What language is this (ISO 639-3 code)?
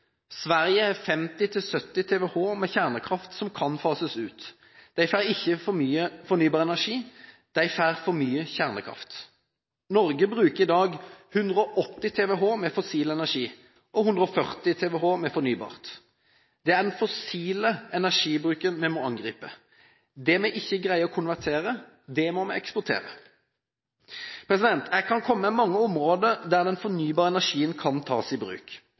nob